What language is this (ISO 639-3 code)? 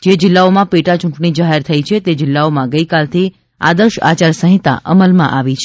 guj